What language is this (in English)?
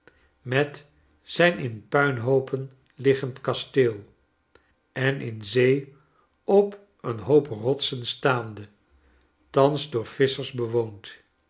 Dutch